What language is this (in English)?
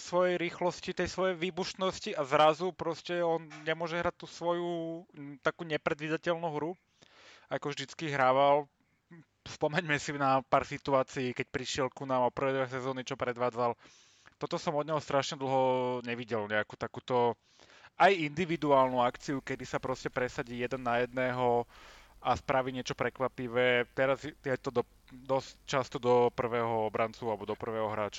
Slovak